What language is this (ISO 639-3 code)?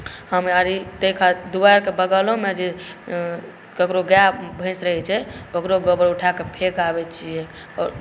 mai